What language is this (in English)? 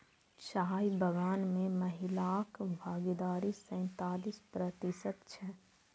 Maithili